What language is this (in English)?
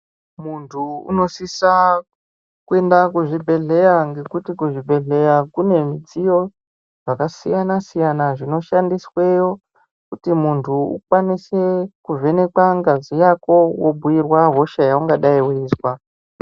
Ndau